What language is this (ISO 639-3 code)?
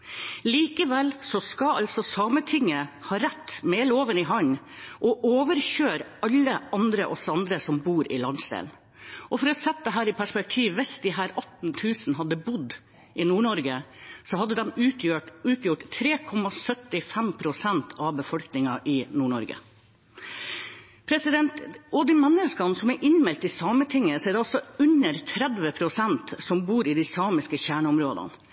nob